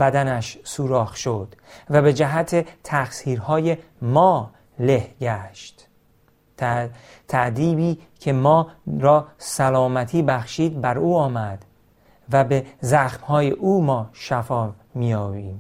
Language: Persian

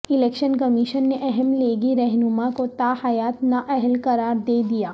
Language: Urdu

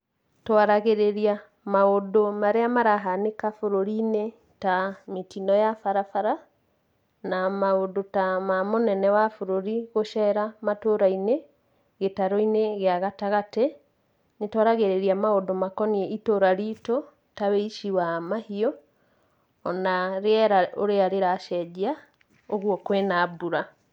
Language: Kikuyu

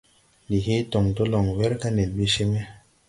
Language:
Tupuri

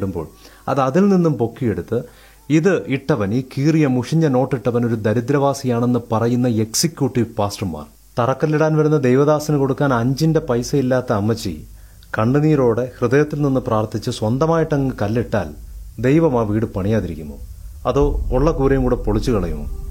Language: Malayalam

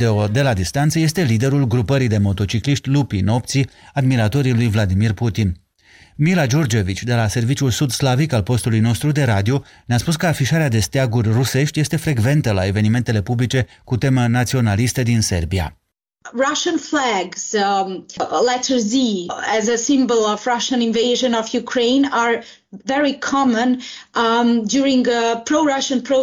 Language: Romanian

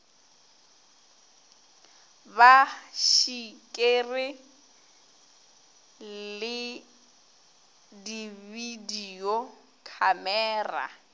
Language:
Northern Sotho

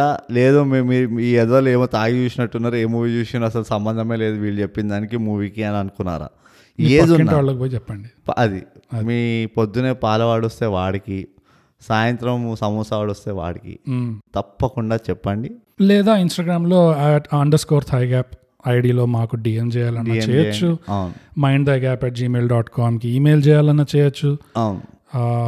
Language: Telugu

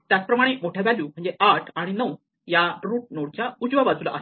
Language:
Marathi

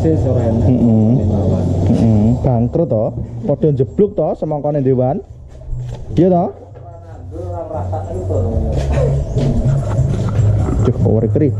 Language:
Indonesian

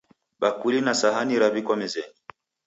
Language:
Taita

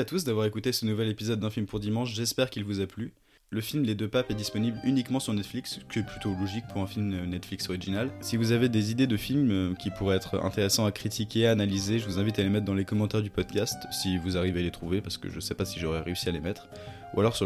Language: French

